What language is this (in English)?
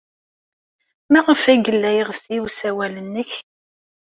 Kabyle